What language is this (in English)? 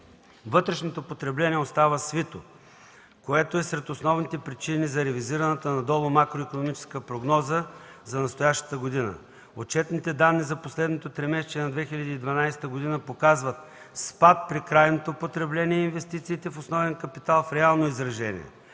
Bulgarian